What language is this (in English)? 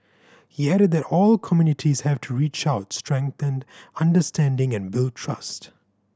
English